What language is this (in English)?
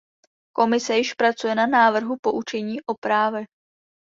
Czech